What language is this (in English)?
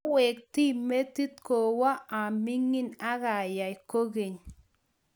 Kalenjin